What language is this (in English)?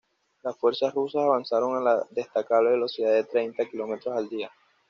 Spanish